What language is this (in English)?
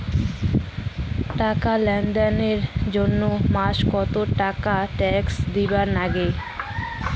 Bangla